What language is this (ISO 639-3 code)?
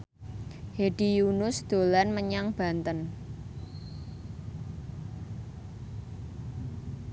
jav